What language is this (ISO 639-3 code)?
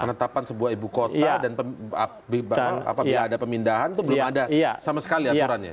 ind